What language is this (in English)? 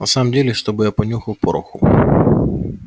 Russian